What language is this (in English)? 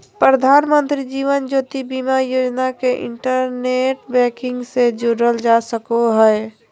Magahi